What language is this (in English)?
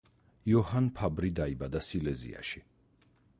Georgian